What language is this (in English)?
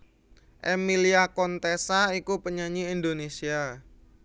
Javanese